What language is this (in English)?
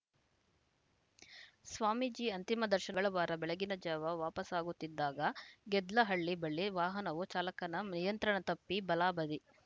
Kannada